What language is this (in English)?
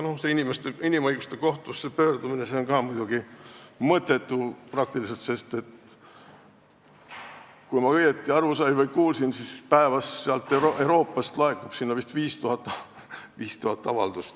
Estonian